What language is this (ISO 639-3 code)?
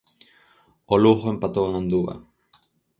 glg